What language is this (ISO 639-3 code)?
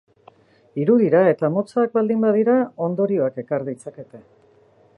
eus